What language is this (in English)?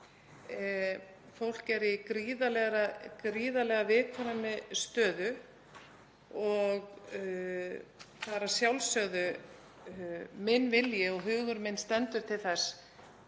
Icelandic